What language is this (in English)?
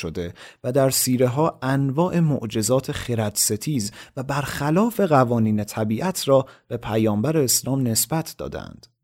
Persian